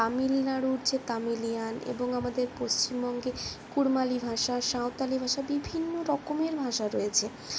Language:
Bangla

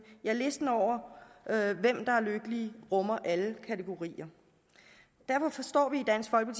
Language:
Danish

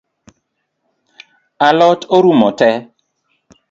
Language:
Luo (Kenya and Tanzania)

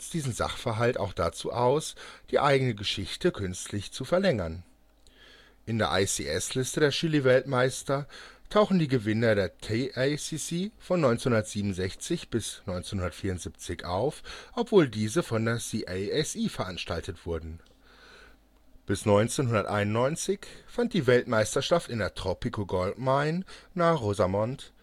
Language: German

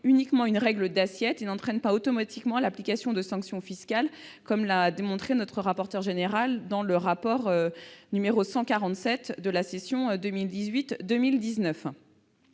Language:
French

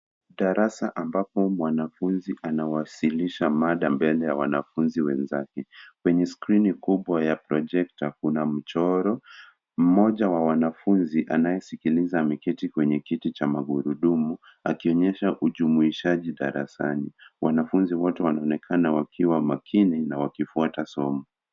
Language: Swahili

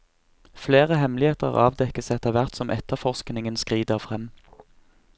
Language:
Norwegian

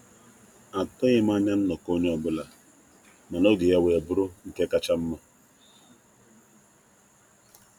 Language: Igbo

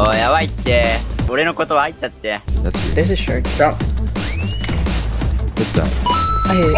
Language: Japanese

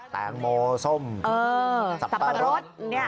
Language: Thai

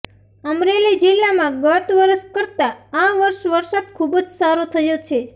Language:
Gujarati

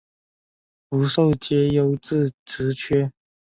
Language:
Chinese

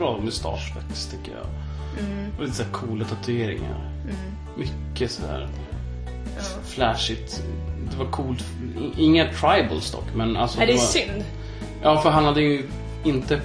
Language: Swedish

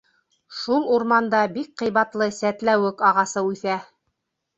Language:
Bashkir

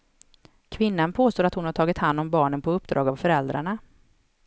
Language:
Swedish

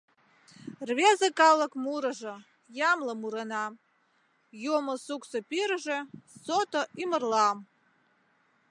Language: Mari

